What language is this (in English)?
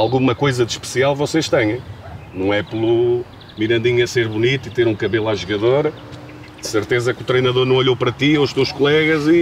Portuguese